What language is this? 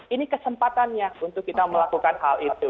Indonesian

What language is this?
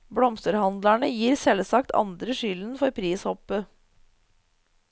Norwegian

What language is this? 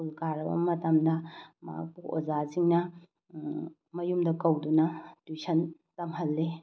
Manipuri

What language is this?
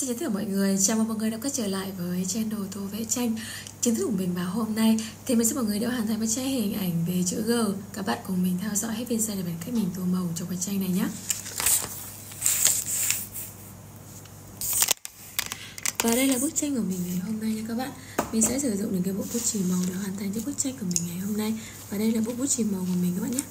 Vietnamese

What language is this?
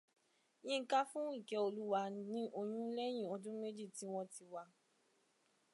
Yoruba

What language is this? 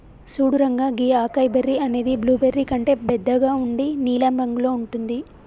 Telugu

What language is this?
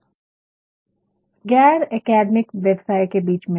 Hindi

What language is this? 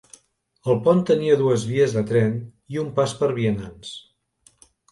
Catalan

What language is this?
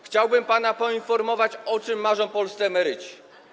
Polish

